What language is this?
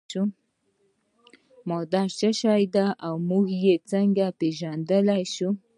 Pashto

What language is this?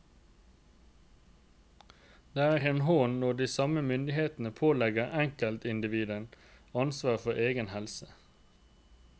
Norwegian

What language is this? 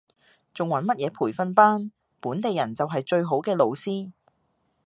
Cantonese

